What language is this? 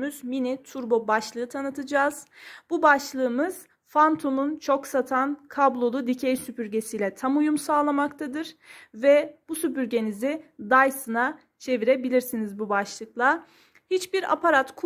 Turkish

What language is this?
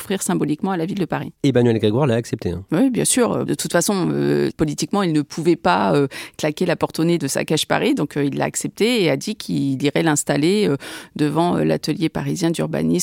French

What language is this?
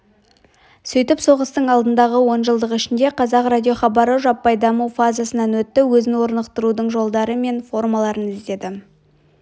Kazakh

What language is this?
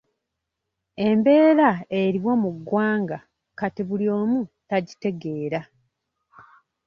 Ganda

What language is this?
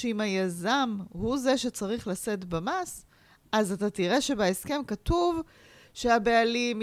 Hebrew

